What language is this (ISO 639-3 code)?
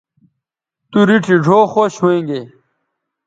btv